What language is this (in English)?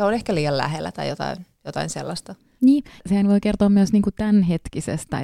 Finnish